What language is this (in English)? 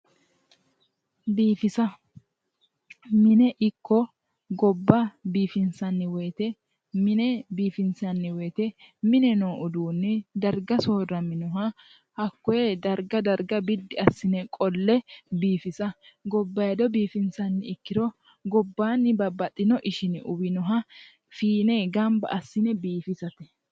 Sidamo